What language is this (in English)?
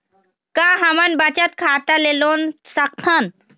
Chhattisgarhi